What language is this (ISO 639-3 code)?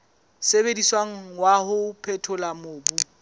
sot